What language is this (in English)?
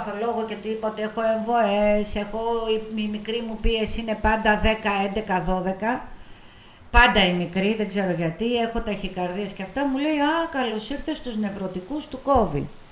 Greek